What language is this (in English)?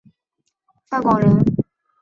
Chinese